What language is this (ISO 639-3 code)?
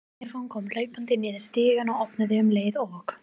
isl